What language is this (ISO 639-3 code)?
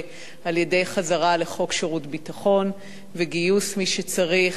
heb